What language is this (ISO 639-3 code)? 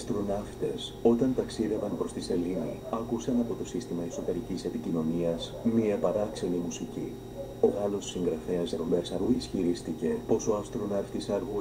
ell